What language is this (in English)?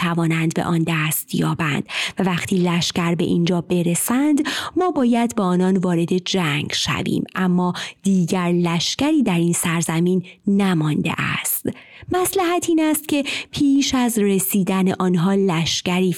Persian